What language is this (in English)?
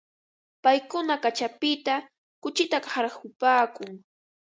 Ambo-Pasco Quechua